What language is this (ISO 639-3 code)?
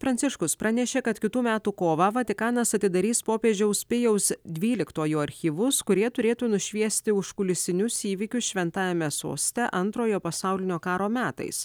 lit